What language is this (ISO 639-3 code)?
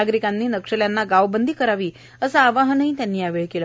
mar